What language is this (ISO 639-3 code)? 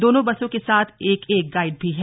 hin